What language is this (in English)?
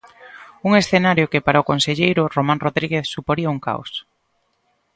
Galician